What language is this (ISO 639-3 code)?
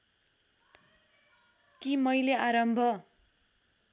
nep